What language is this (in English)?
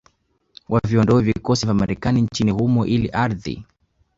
Swahili